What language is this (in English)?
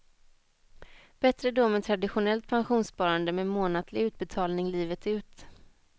Swedish